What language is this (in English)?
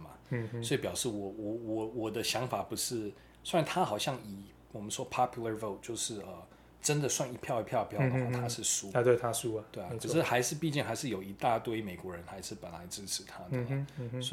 Chinese